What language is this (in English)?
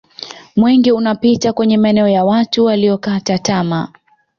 Swahili